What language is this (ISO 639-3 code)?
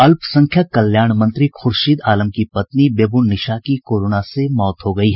hin